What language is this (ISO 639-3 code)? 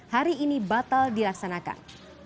ind